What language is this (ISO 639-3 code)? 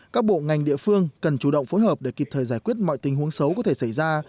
vie